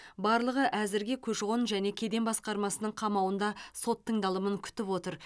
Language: Kazakh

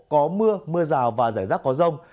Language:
Vietnamese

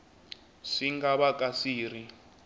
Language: Tsonga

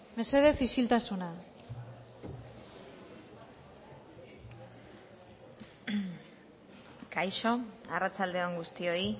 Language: Basque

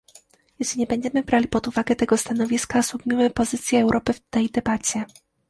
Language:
Polish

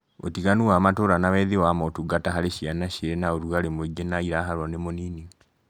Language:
Kikuyu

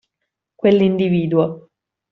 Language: Italian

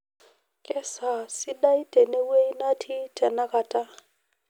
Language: Masai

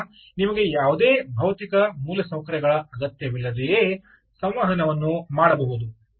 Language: Kannada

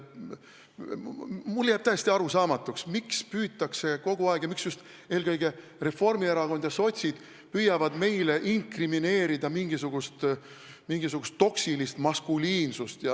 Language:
Estonian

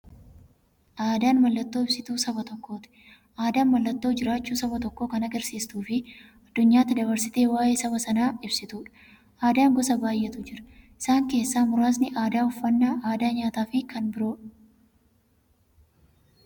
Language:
Oromo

